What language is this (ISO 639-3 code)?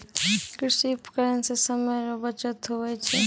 mai